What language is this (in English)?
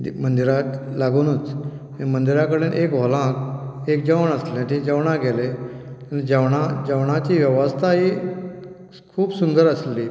Konkani